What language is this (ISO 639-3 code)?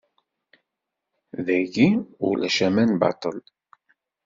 kab